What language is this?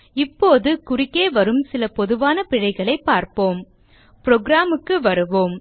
Tamil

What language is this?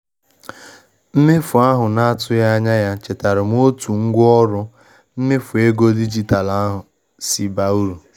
Igbo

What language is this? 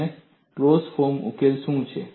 Gujarati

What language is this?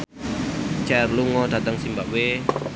Javanese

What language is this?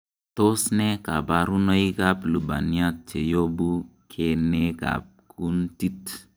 Kalenjin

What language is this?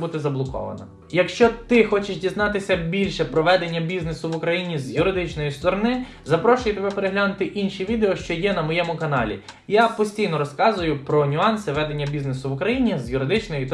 Ukrainian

